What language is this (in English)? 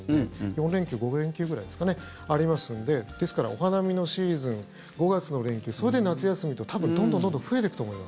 Japanese